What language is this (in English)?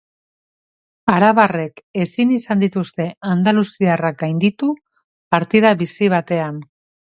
Basque